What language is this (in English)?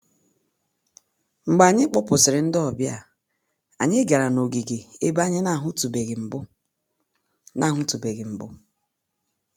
Igbo